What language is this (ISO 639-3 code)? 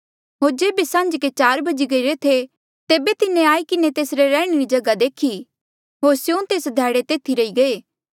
mjl